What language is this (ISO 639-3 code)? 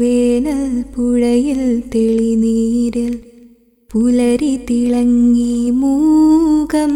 mal